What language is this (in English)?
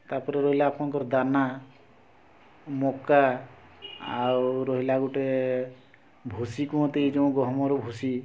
Odia